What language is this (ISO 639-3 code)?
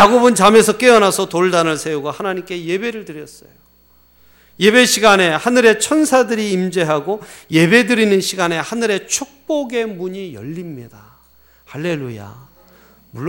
kor